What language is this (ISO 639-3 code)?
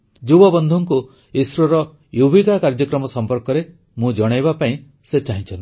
ori